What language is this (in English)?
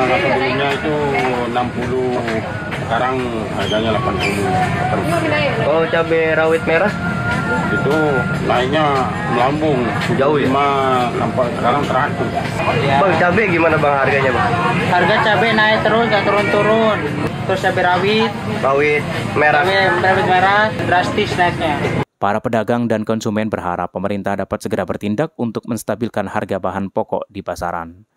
Indonesian